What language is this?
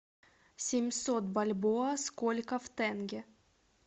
Russian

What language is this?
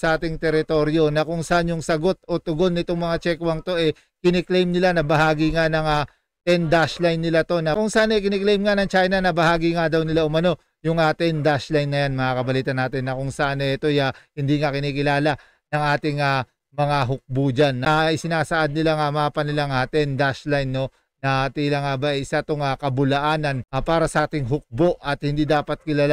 Filipino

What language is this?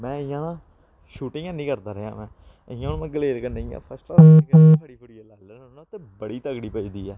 Dogri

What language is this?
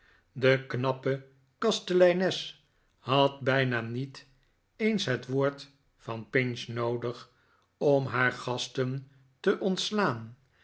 Dutch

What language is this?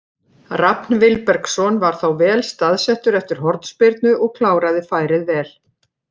Icelandic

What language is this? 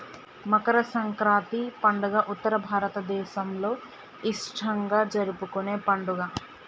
Telugu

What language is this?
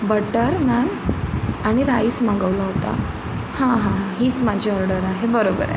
Marathi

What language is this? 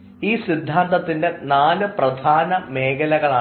Malayalam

